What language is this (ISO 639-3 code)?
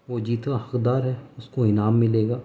urd